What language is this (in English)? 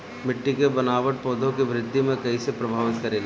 Bhojpuri